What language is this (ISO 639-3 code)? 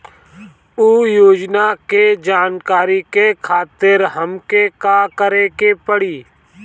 bho